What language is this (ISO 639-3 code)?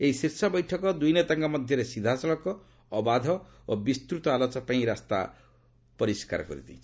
ori